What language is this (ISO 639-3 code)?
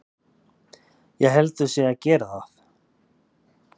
isl